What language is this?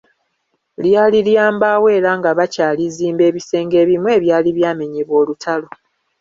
Ganda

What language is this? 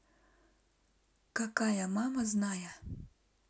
Russian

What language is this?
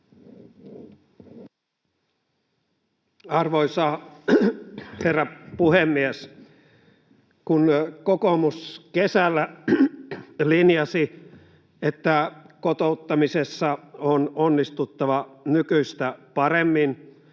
Finnish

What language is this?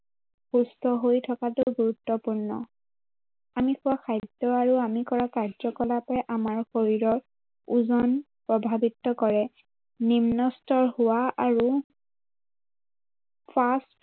Assamese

